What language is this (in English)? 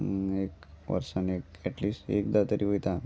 Konkani